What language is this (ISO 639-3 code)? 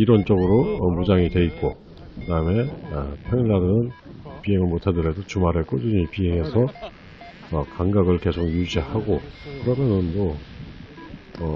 kor